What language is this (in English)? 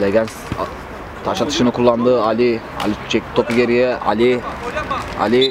Turkish